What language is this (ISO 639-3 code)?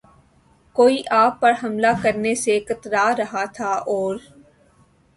urd